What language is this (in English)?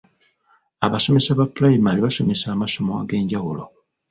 Ganda